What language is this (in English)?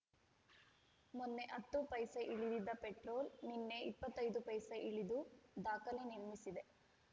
Kannada